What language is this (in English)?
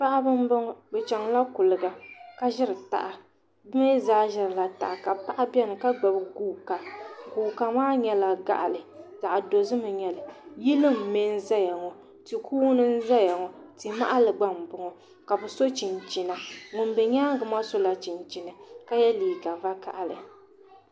Dagbani